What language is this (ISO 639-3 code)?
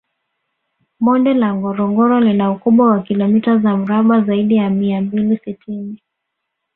swa